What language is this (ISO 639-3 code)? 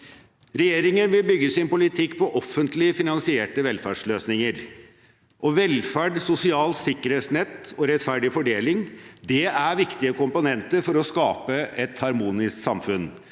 nor